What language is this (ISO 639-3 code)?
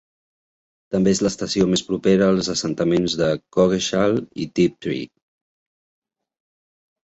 cat